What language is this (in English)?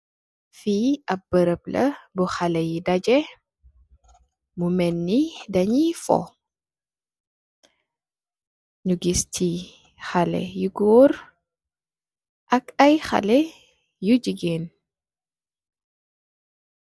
Wolof